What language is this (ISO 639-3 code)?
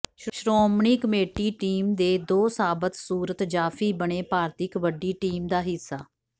pan